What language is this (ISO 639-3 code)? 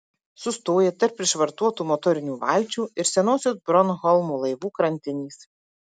lit